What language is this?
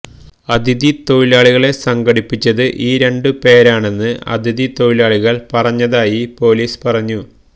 Malayalam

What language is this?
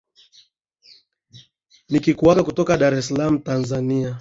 Swahili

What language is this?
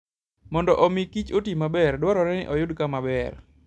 Luo (Kenya and Tanzania)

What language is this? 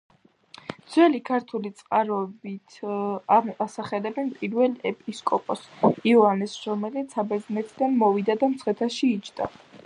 Georgian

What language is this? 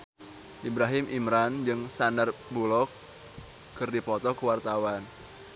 Sundanese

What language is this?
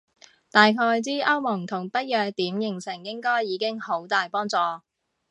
Cantonese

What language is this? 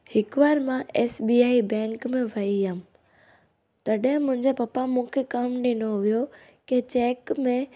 Sindhi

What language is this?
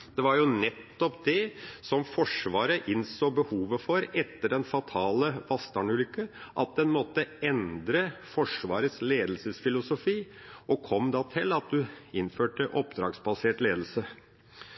Norwegian Bokmål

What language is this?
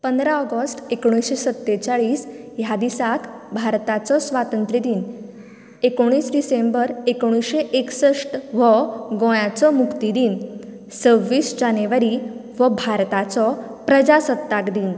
Konkani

